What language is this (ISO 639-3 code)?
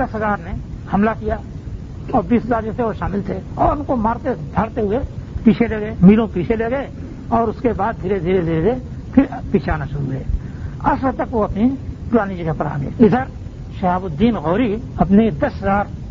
urd